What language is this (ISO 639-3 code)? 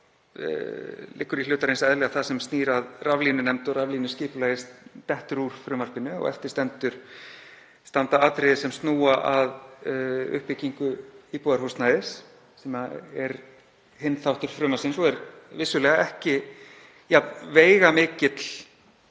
isl